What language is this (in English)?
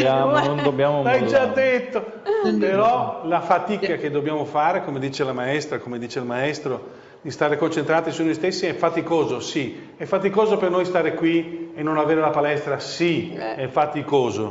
Italian